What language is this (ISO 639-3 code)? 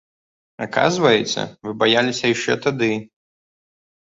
bel